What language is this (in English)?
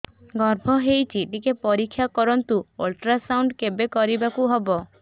Odia